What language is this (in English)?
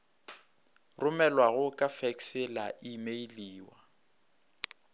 Northern Sotho